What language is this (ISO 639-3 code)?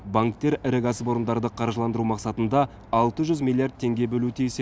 kaz